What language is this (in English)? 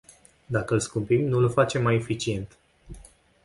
Romanian